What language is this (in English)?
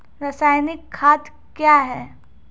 Maithili